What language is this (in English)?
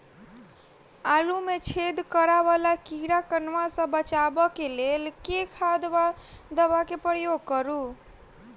Maithili